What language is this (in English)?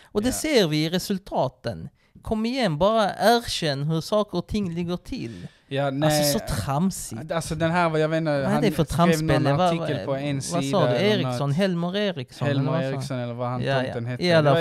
Swedish